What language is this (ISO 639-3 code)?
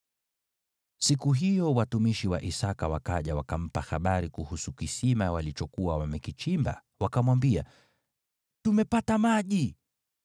swa